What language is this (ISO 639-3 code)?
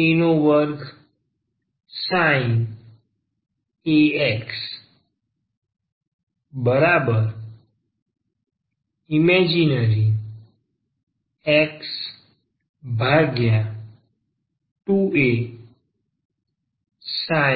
guj